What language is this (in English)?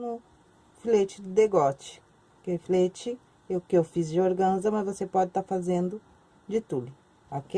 Portuguese